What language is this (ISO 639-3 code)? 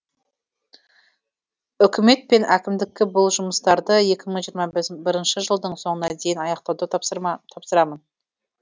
kaz